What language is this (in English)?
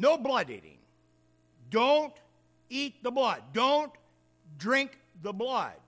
English